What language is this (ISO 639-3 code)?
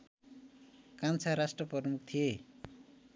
nep